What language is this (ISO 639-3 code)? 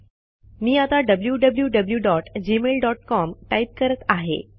mar